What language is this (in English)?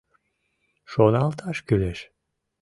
Mari